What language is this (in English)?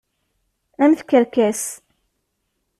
Kabyle